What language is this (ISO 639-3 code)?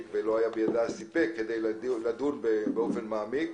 heb